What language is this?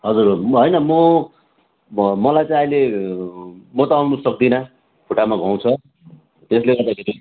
Nepali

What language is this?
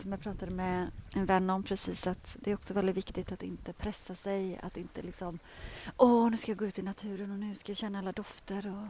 Swedish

